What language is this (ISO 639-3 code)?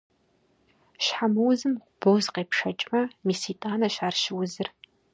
kbd